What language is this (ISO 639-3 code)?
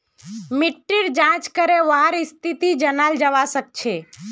mag